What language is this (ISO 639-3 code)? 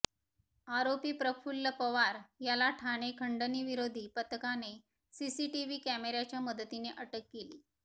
mar